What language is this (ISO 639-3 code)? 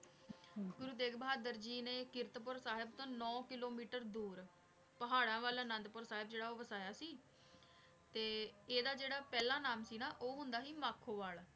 pan